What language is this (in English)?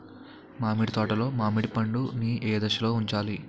Telugu